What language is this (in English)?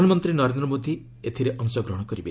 Odia